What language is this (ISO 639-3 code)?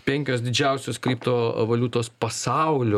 lit